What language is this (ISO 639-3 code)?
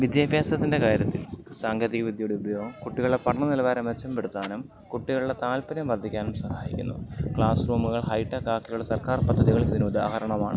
mal